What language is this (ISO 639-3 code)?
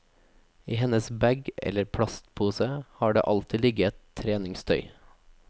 nor